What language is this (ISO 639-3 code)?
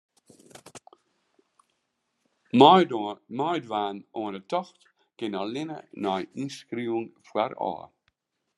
fry